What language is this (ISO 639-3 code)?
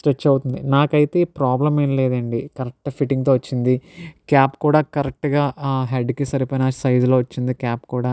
tel